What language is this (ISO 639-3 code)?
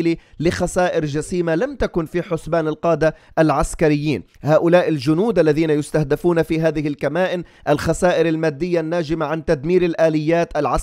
ara